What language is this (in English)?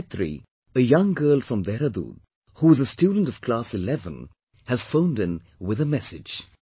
English